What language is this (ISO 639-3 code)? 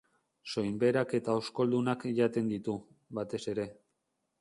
eus